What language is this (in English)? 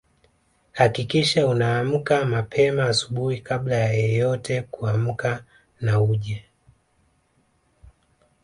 Swahili